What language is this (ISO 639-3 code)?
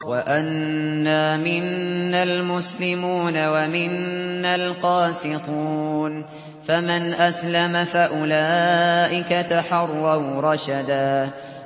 ara